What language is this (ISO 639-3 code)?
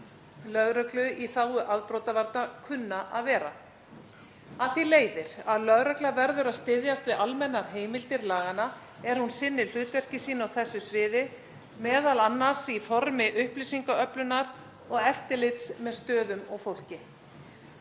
isl